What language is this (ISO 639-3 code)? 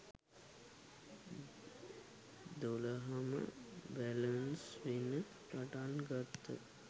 sin